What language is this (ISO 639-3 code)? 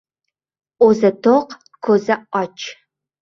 uzb